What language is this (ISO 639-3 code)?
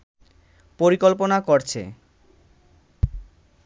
ben